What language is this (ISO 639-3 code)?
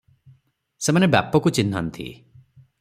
ori